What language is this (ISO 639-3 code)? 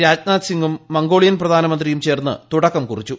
mal